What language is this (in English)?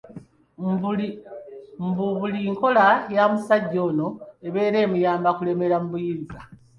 Ganda